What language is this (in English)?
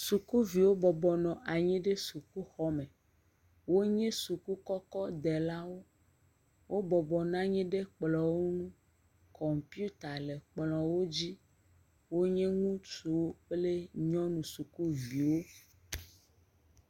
Ewe